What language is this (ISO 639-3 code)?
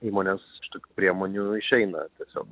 lit